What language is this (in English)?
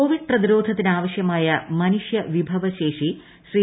Malayalam